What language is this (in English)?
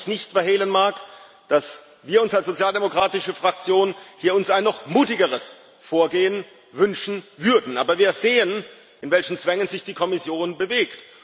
German